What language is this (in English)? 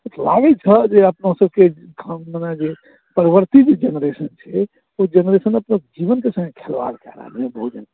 Maithili